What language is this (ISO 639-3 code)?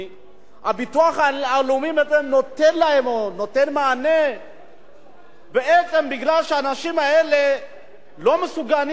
heb